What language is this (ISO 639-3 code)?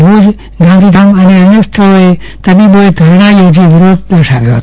guj